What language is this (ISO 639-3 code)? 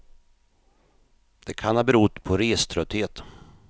swe